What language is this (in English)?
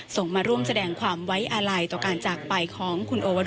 Thai